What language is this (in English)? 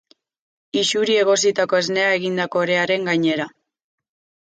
Basque